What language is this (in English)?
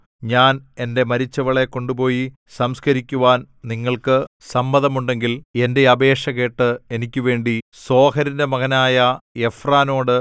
Malayalam